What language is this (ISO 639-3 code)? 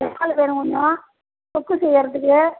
tam